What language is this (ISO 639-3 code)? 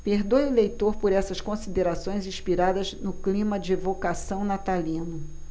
por